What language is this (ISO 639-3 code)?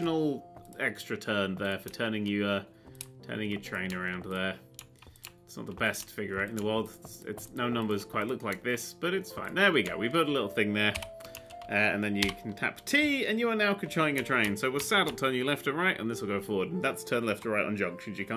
eng